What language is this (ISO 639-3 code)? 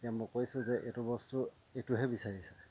asm